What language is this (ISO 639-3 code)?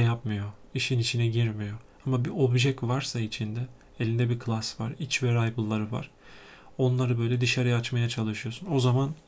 tur